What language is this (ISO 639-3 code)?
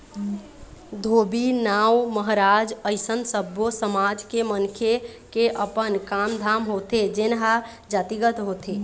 hne